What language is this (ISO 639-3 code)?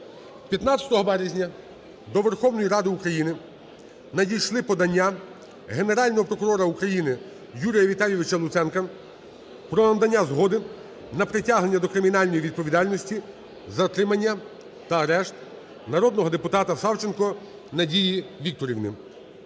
ukr